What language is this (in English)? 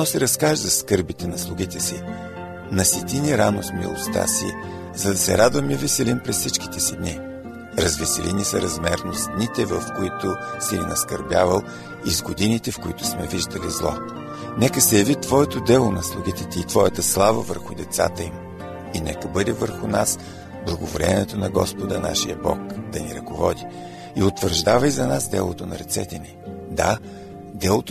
Bulgarian